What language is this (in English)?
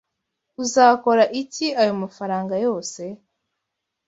Kinyarwanda